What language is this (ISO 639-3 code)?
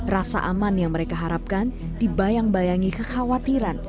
ind